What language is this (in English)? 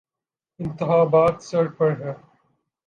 Urdu